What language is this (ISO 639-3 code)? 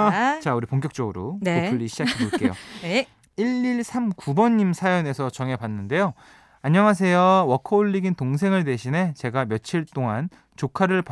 kor